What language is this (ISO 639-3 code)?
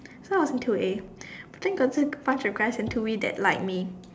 eng